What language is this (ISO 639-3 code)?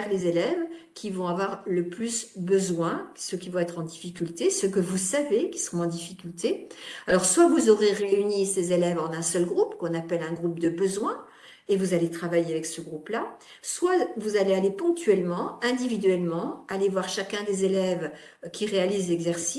fra